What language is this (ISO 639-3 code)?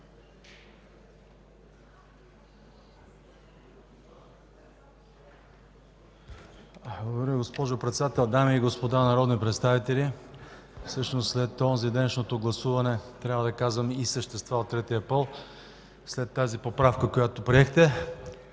bul